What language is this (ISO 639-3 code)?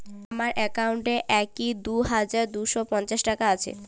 ben